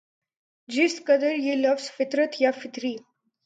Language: Urdu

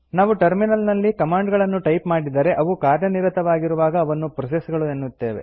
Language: Kannada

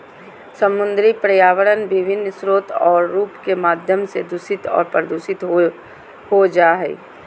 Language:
Magahi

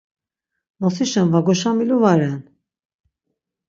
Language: Laz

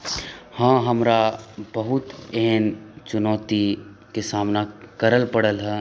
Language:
Maithili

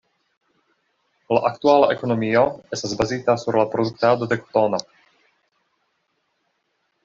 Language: Esperanto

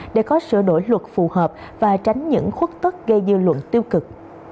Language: Vietnamese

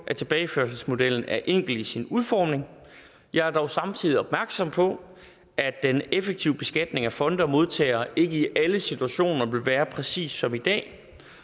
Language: Danish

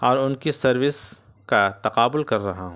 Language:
Urdu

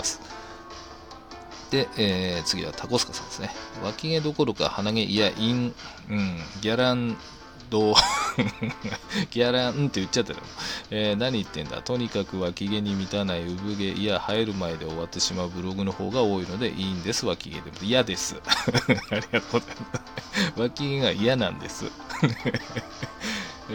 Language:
Japanese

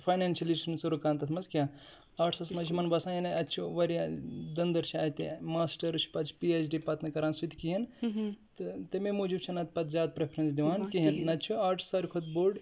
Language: Kashmiri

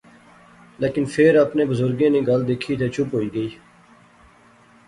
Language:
Pahari-Potwari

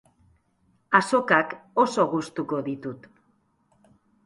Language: Basque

